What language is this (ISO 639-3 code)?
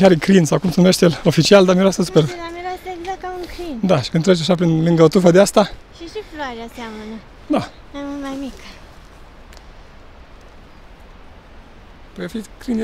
ron